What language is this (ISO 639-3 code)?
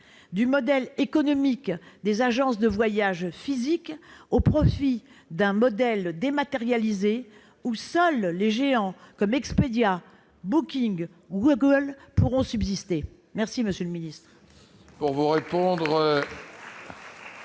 fra